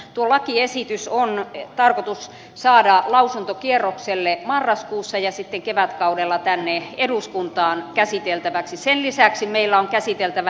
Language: Finnish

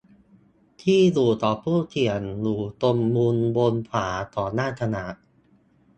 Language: Thai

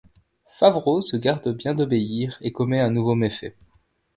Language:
French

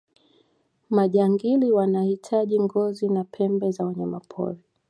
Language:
Swahili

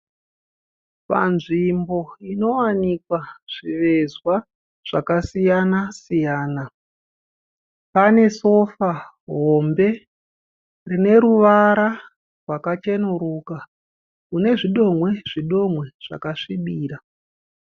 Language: Shona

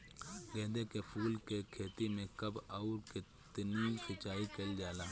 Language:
Bhojpuri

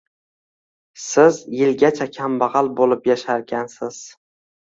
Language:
Uzbek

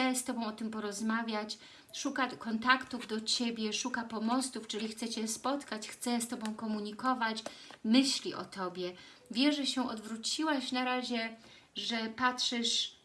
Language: Polish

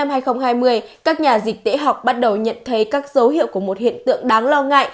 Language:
Vietnamese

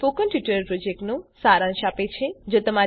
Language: Gujarati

